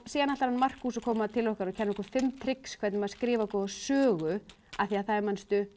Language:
Icelandic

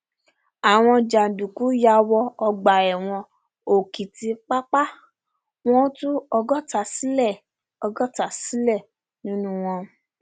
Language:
Yoruba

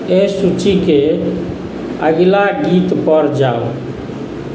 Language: Maithili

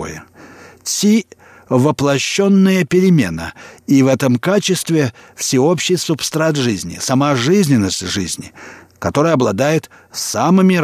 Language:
Russian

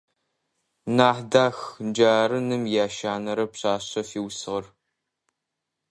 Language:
Adyghe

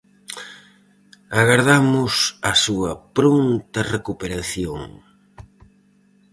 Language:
Galician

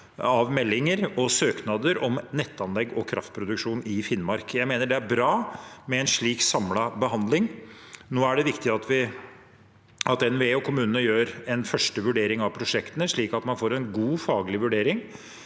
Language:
Norwegian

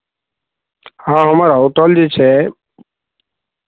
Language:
Maithili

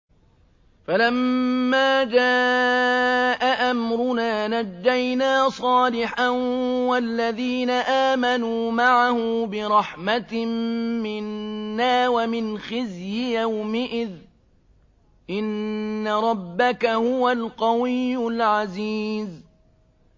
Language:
Arabic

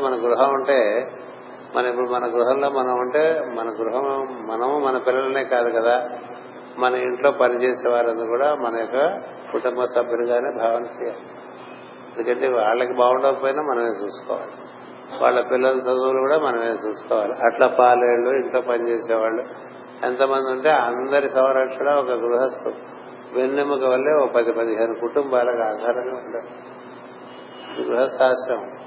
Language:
Telugu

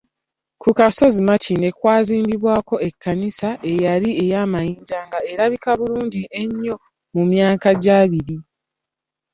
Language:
Ganda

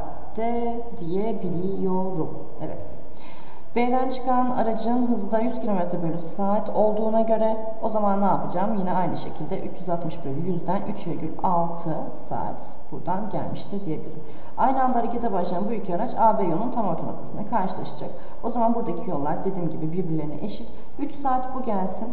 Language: Turkish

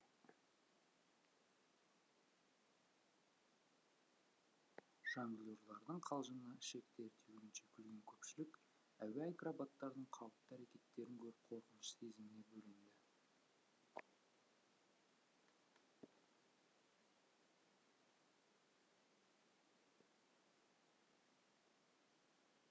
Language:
Kazakh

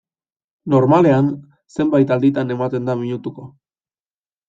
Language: Basque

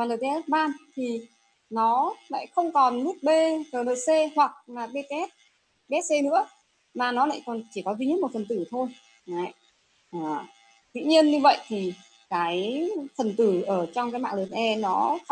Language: Vietnamese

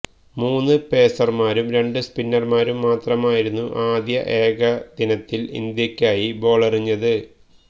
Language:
Malayalam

